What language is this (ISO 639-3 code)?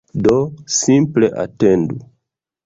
epo